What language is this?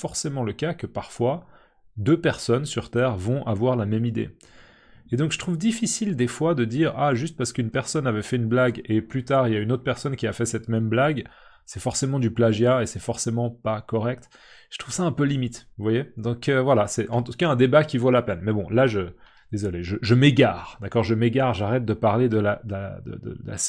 French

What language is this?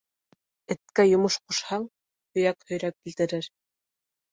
Bashkir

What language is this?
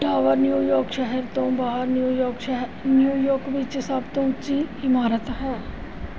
Punjabi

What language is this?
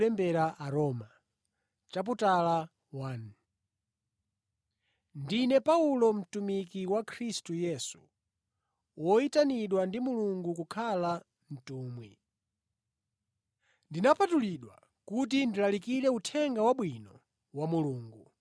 Nyanja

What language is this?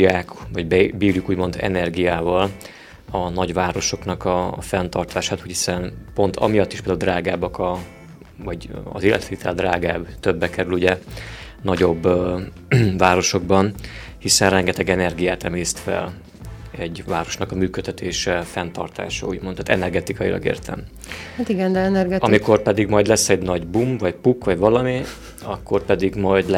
Hungarian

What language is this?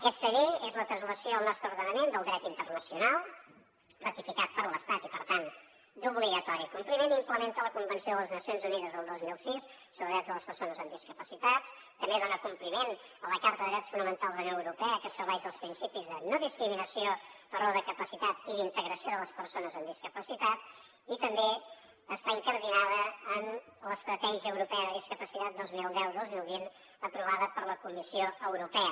Catalan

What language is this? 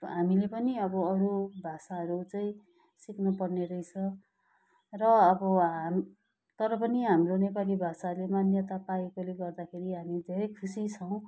Nepali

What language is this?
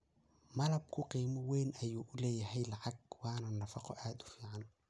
Somali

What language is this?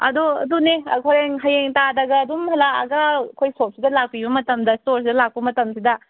Manipuri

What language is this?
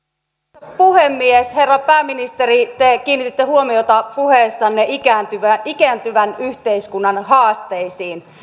Finnish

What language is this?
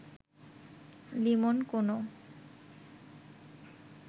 Bangla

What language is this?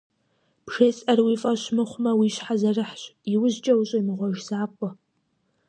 Kabardian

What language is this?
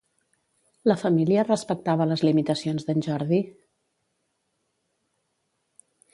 Catalan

